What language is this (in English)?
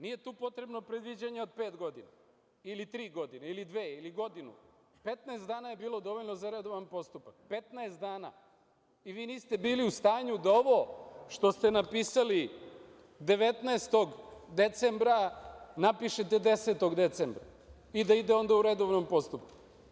Serbian